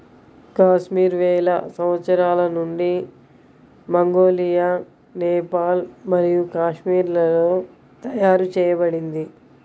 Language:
Telugu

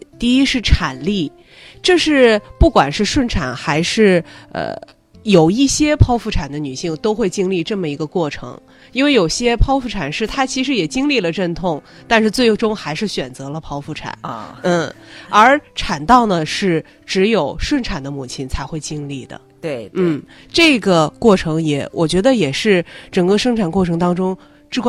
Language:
Chinese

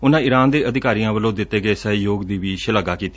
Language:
Punjabi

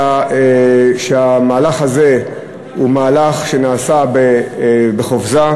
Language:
Hebrew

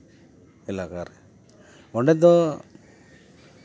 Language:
Santali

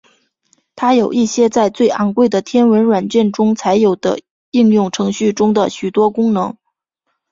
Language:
Chinese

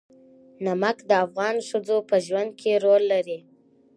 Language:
Pashto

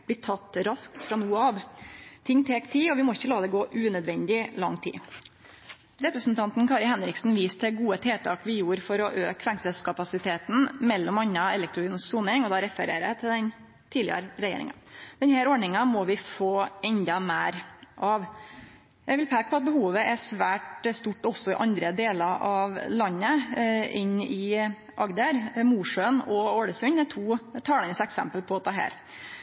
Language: Norwegian Nynorsk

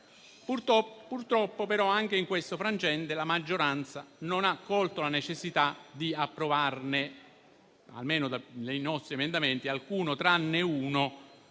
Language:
Italian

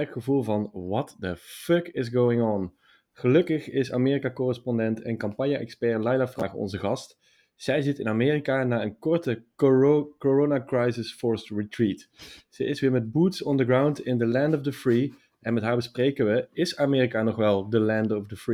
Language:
Dutch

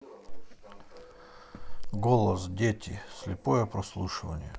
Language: Russian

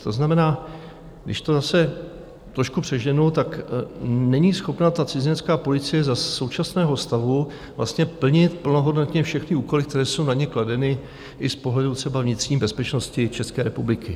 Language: Czech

